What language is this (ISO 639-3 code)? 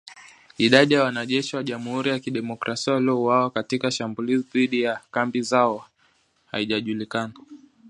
swa